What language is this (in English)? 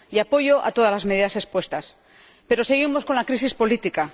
Spanish